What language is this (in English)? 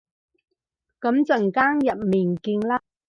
Cantonese